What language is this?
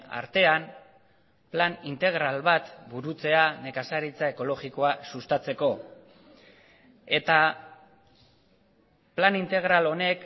Basque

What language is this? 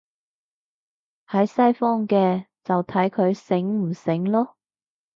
Cantonese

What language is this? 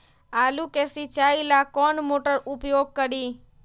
Magahi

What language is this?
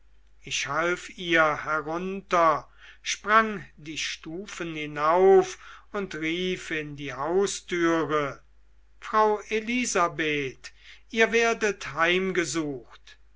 German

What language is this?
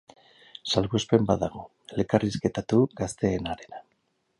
Basque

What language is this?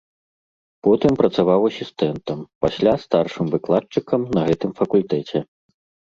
Belarusian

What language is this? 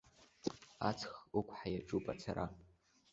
Abkhazian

